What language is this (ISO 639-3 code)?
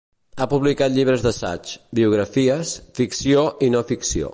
cat